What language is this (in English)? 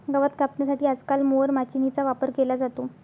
Marathi